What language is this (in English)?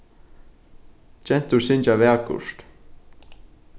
Faroese